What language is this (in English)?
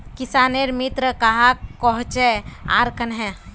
Magahi